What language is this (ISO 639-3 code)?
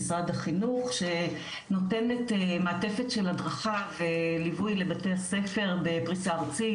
heb